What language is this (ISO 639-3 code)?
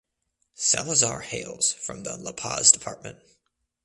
eng